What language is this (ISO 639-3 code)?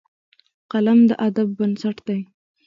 pus